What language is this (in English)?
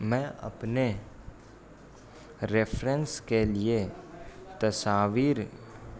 Urdu